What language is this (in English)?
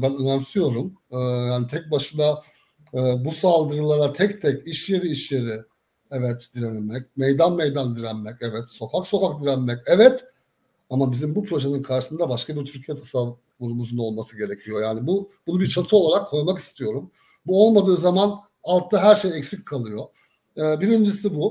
Turkish